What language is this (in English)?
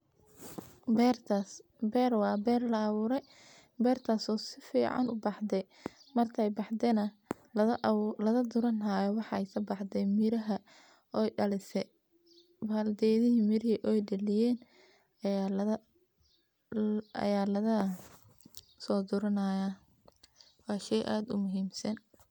Somali